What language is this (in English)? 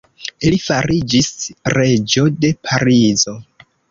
Esperanto